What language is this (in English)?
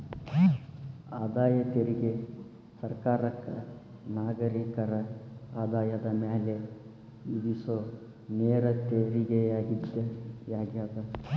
Kannada